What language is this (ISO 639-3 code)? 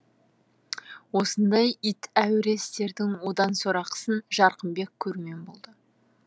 kaz